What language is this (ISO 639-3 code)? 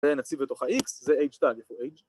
heb